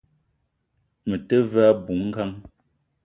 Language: Eton (Cameroon)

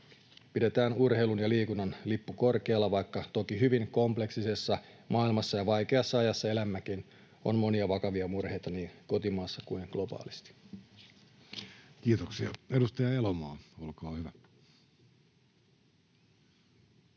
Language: Finnish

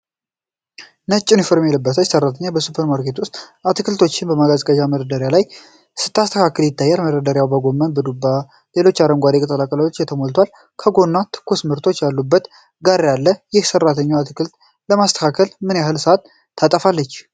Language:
Amharic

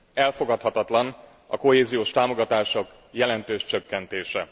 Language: Hungarian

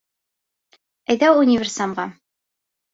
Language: Bashkir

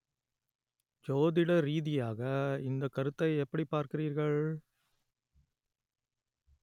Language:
Tamil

